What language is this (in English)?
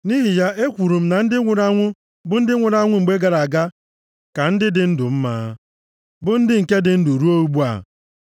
Igbo